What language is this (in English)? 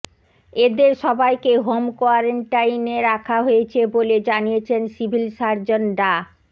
Bangla